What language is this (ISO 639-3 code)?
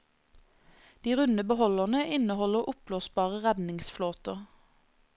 nor